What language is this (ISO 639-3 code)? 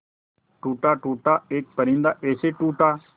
hin